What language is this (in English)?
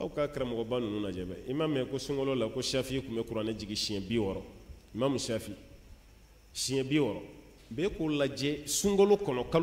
Arabic